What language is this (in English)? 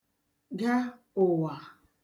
Igbo